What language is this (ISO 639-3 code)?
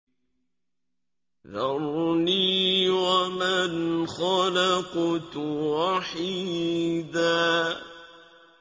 ara